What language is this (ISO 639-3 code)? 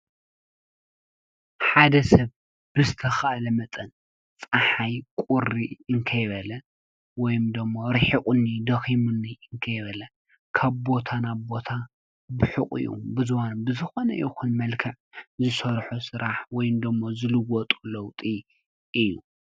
tir